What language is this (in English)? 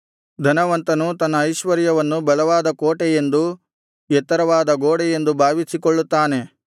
Kannada